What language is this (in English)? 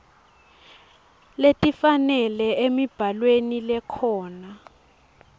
Swati